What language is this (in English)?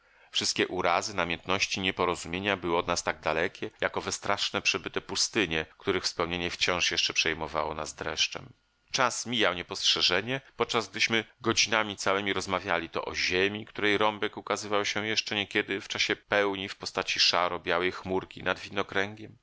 Polish